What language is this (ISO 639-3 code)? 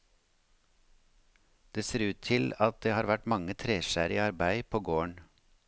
nor